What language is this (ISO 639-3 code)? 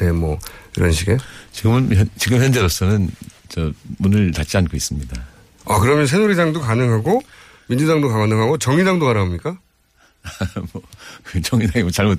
kor